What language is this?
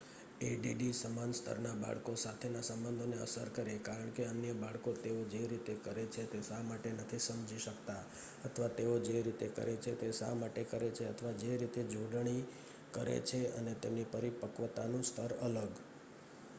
Gujarati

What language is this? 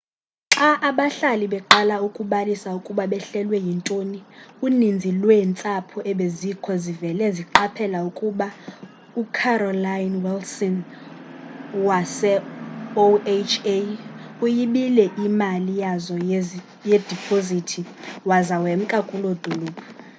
Xhosa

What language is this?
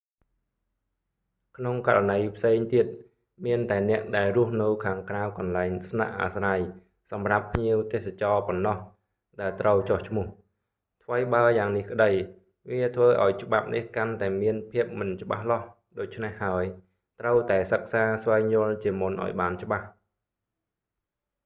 Khmer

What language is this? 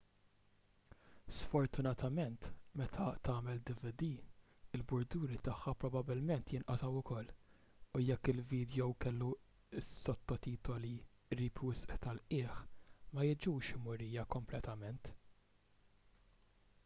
Maltese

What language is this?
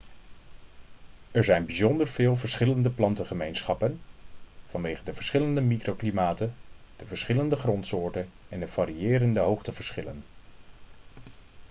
Dutch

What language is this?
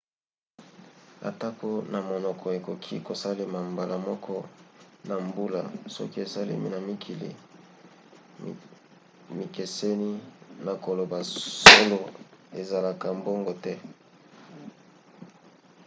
Lingala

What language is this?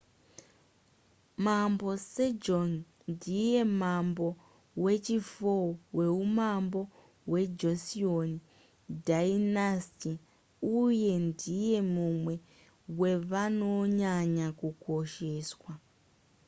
Shona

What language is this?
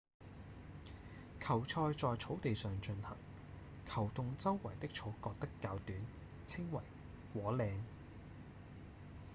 Cantonese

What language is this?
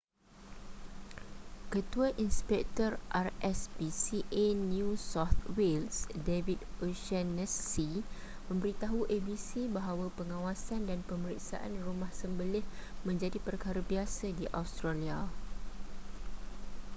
Malay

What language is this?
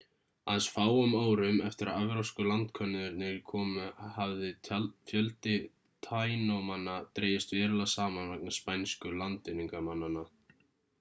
Icelandic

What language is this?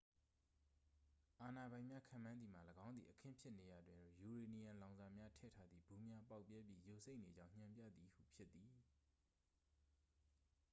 Burmese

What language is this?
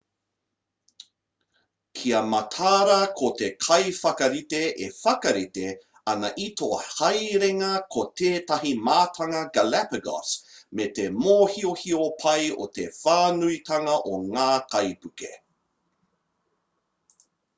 Māori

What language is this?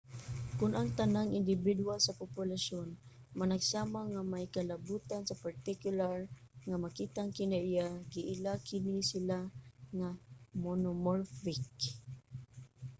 Cebuano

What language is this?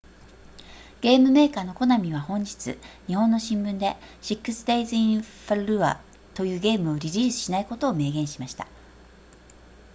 Japanese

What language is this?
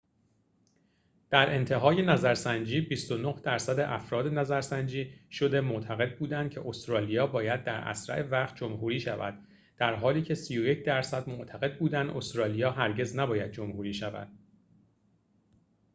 Persian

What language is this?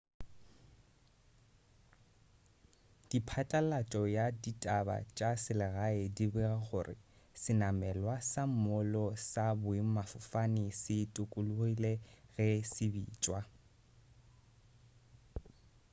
Northern Sotho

